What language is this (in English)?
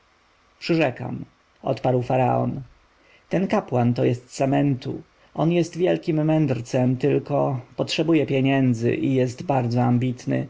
Polish